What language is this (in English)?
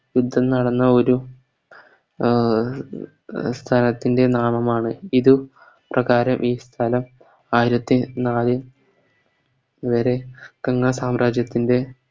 Malayalam